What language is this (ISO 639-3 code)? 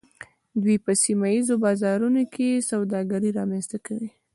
pus